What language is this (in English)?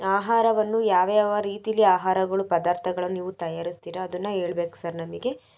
Kannada